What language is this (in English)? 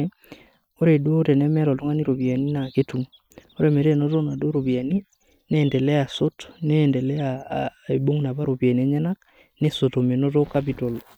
Masai